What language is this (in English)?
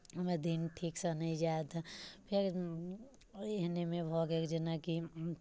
Maithili